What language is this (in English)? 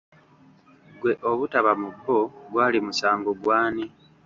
Ganda